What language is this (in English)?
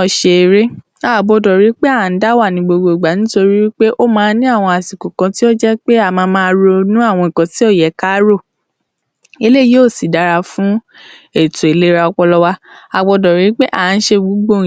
Yoruba